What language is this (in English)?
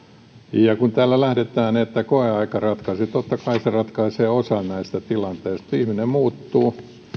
Finnish